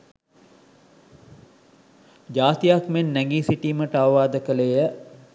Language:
Sinhala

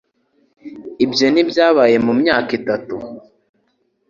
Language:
Kinyarwanda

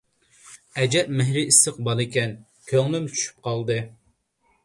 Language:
Uyghur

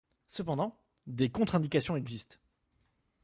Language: French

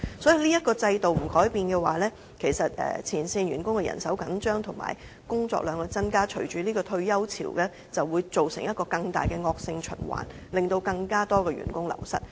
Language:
Cantonese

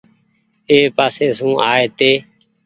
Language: Goaria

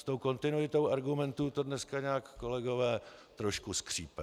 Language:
Czech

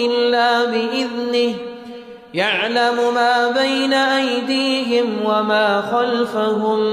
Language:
Arabic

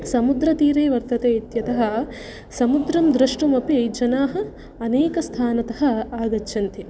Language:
Sanskrit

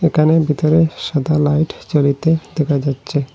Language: Bangla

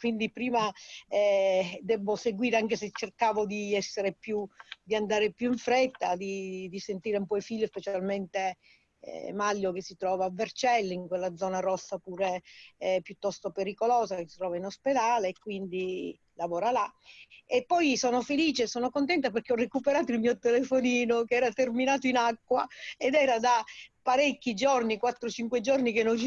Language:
Italian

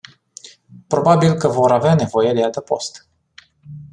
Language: Romanian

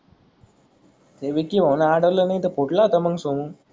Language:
Marathi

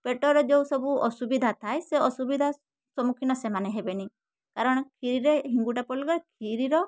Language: Odia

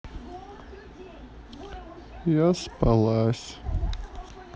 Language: Russian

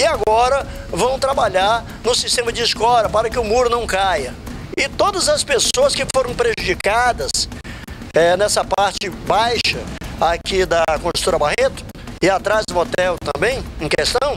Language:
Portuguese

